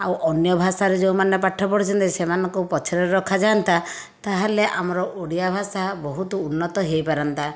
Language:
Odia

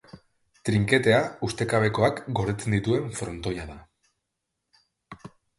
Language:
Basque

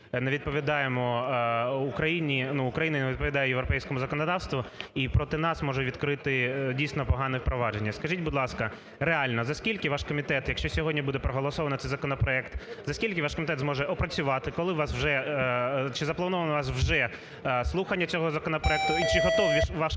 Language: Ukrainian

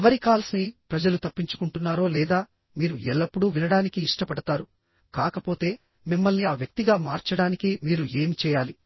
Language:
Telugu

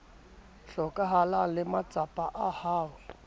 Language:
Southern Sotho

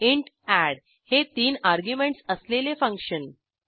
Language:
Marathi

